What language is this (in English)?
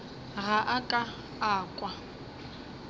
Northern Sotho